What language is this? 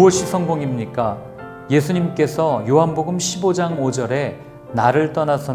Korean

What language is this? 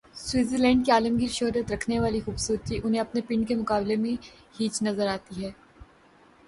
Urdu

